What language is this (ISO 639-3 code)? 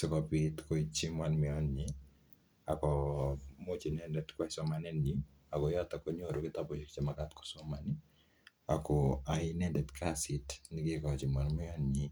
kln